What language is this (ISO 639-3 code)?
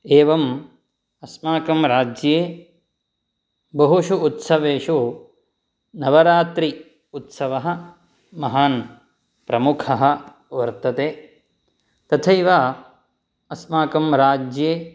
san